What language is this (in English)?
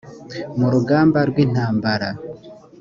Kinyarwanda